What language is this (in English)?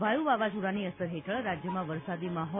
Gujarati